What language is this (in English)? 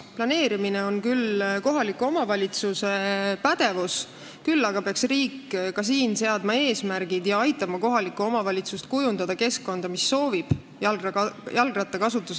Estonian